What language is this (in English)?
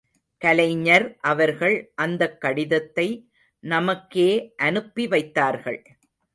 Tamil